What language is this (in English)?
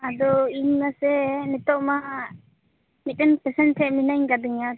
Santali